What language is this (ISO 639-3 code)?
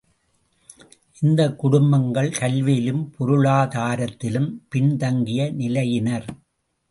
tam